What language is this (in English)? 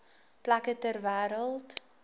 Afrikaans